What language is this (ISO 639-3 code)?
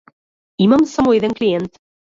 mkd